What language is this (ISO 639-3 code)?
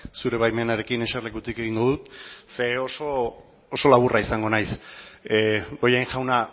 eus